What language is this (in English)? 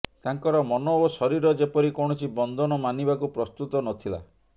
Odia